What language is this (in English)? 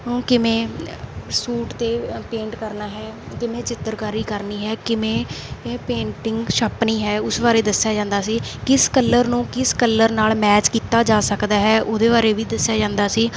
Punjabi